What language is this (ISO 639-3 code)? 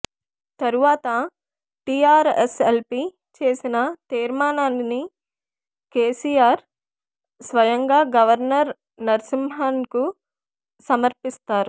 tel